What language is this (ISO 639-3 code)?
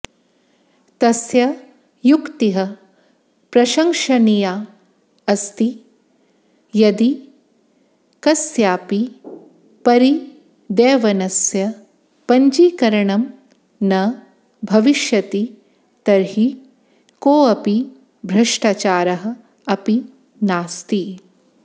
san